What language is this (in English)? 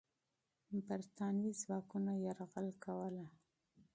Pashto